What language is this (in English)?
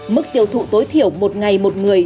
Vietnamese